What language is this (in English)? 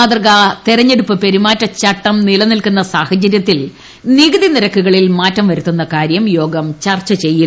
Malayalam